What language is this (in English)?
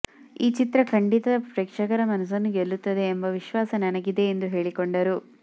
Kannada